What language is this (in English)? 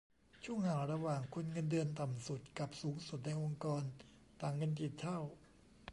Thai